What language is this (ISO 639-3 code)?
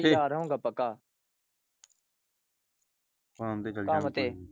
pan